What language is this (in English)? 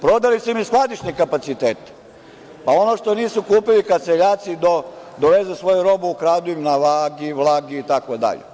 Serbian